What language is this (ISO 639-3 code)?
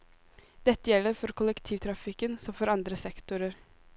nor